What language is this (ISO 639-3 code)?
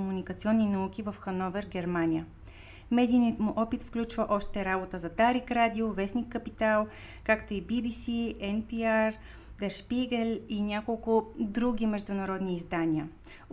bul